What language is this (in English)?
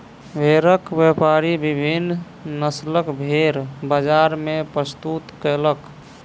Maithili